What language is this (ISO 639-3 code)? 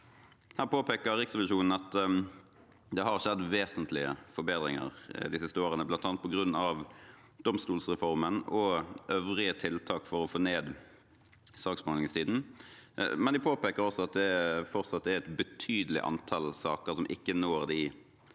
nor